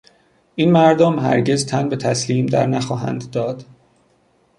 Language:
Persian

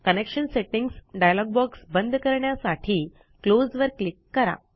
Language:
Marathi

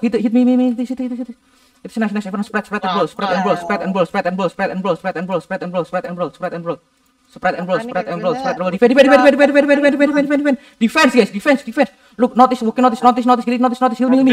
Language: Indonesian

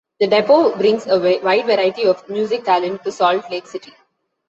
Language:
English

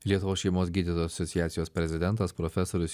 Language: Lithuanian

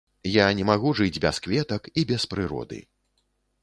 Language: Belarusian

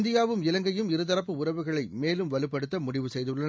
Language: Tamil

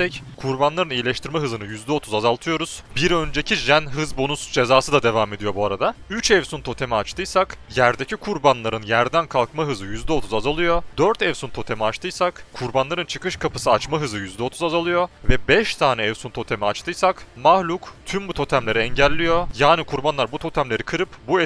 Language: Turkish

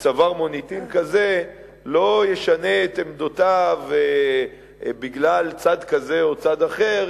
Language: Hebrew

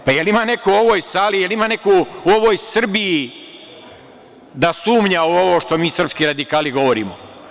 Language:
Serbian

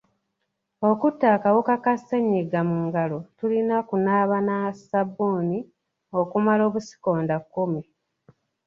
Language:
Ganda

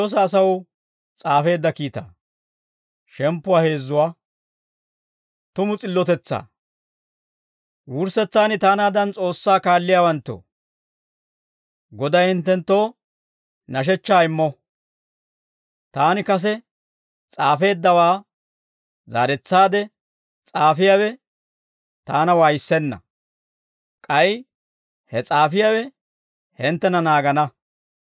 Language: Dawro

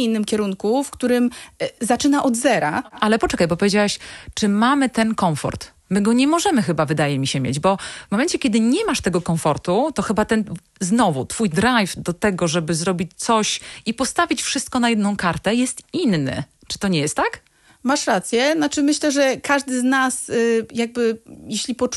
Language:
Polish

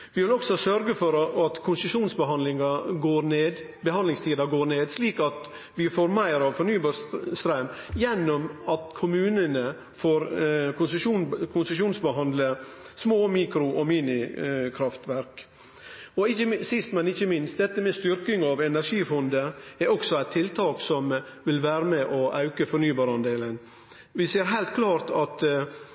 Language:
Norwegian Nynorsk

